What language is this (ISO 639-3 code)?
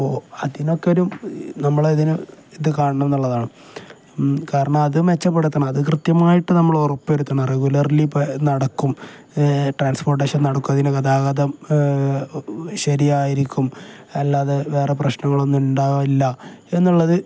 mal